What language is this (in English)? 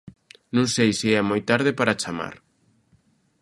Galician